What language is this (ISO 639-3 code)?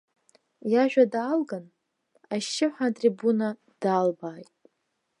abk